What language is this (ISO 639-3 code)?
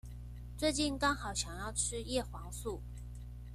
zho